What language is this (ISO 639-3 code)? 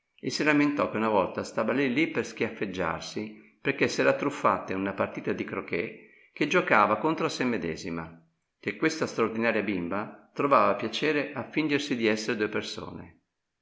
ita